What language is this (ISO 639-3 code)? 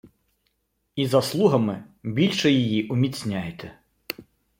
ukr